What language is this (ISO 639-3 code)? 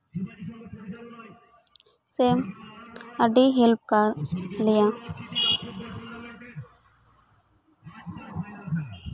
sat